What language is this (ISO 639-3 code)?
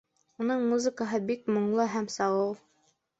bak